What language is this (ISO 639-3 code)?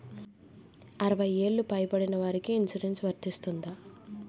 tel